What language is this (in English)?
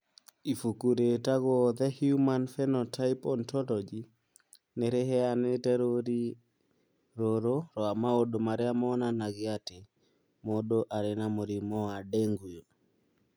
Kikuyu